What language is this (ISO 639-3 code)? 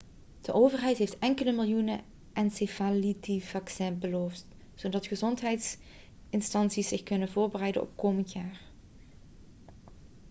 nld